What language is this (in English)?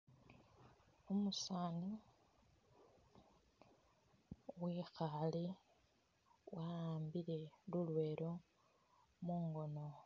Masaaba